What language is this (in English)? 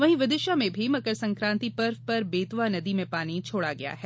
Hindi